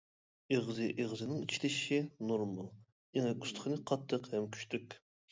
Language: Uyghur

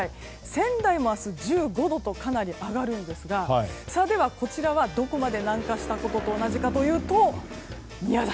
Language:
Japanese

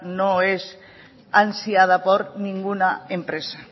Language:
Spanish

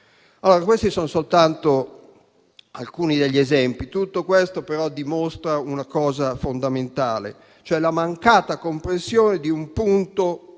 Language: Italian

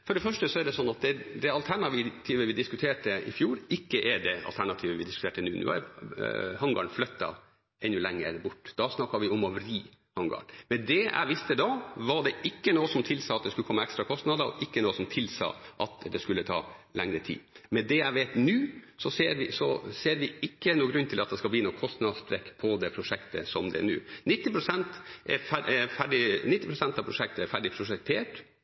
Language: Norwegian Bokmål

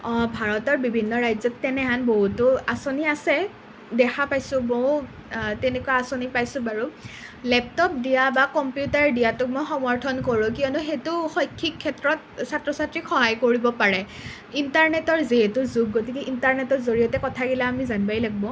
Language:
Assamese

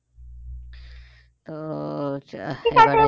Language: Bangla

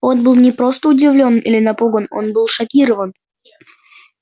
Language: Russian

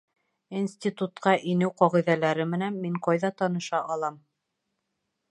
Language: Bashkir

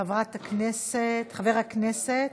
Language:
Hebrew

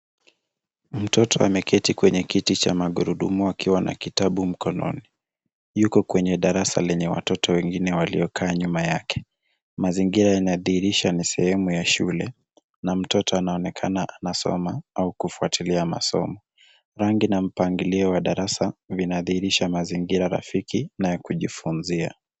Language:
Swahili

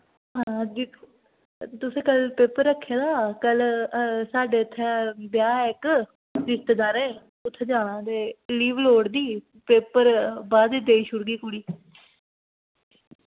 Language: Dogri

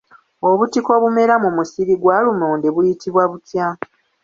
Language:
Ganda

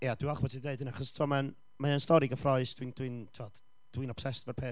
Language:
Welsh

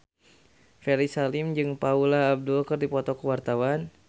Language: Sundanese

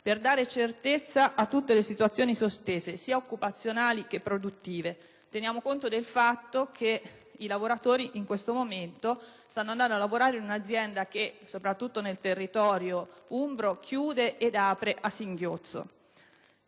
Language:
Italian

